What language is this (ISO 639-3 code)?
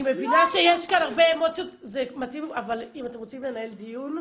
heb